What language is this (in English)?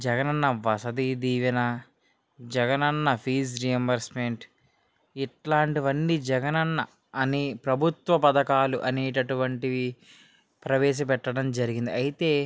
Telugu